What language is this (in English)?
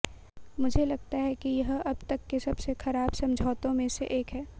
Hindi